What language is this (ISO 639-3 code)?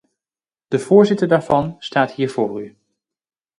nld